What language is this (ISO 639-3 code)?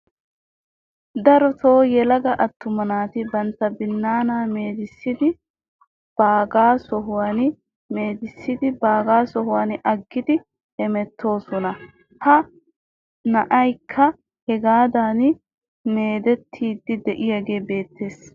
wal